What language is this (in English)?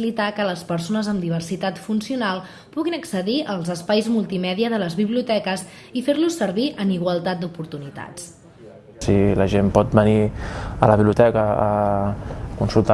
Catalan